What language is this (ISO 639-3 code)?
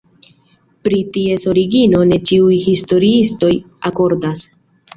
epo